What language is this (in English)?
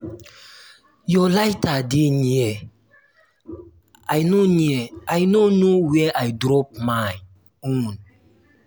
Nigerian Pidgin